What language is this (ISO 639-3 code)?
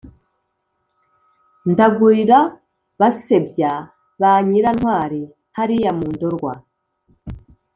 kin